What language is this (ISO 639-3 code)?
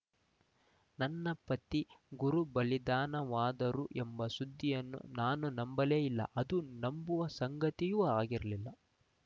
kan